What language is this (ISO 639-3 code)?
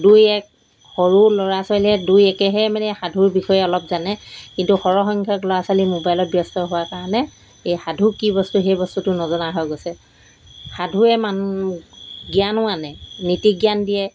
asm